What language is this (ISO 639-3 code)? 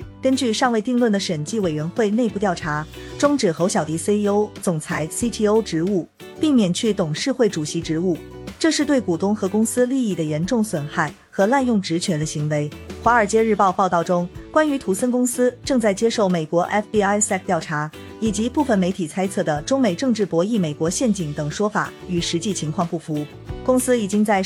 zho